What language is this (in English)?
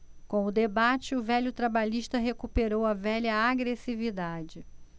Portuguese